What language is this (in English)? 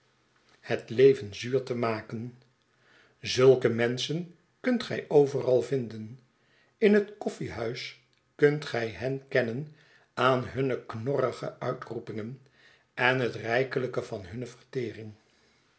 Dutch